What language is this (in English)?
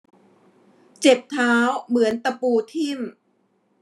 Thai